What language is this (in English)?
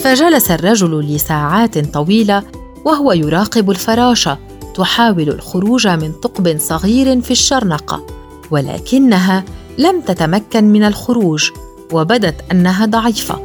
Arabic